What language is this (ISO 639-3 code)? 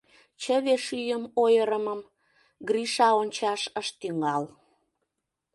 chm